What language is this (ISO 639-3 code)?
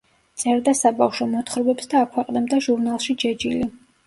kat